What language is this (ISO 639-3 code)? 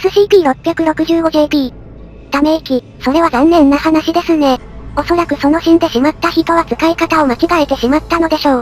jpn